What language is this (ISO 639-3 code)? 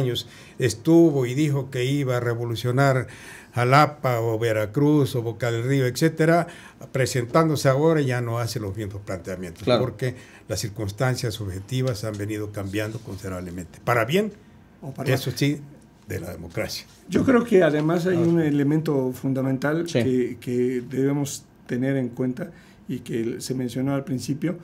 spa